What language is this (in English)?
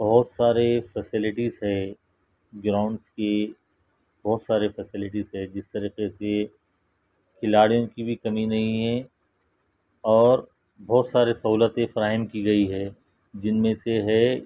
Urdu